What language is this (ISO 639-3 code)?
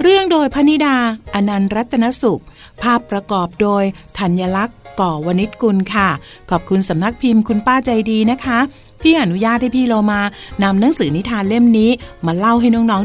tha